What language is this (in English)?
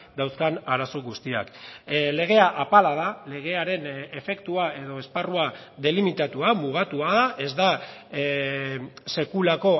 Basque